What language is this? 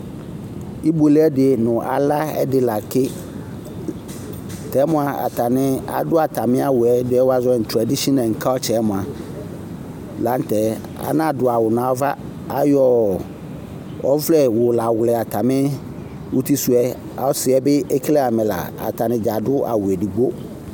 Ikposo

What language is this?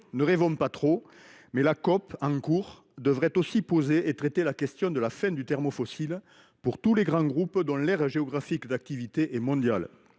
French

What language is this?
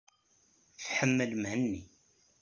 Kabyle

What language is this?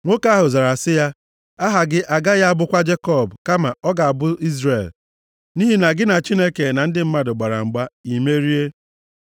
Igbo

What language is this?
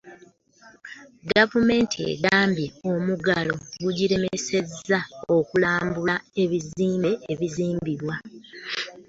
Ganda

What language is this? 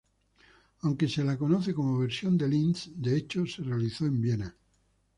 Spanish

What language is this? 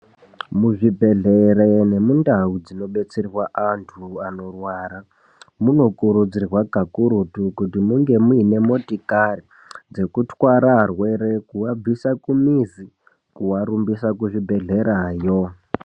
Ndau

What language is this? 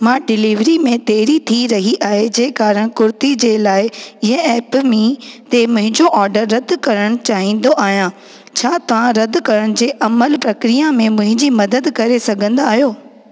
Sindhi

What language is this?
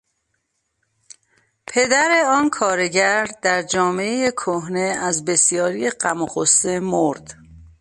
Persian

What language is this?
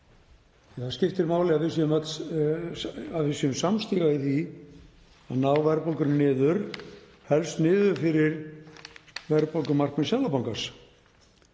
Icelandic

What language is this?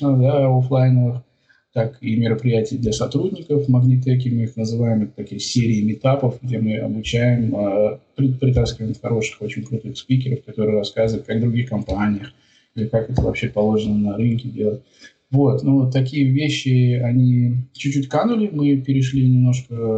Russian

